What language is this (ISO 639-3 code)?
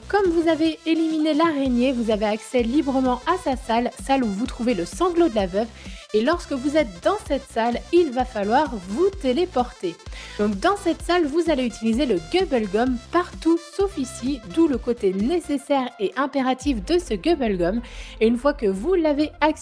fra